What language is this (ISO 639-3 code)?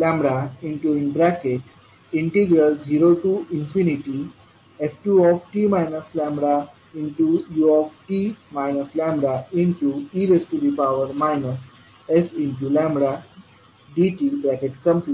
mar